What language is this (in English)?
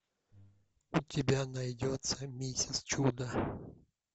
Russian